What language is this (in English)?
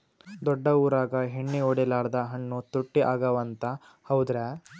Kannada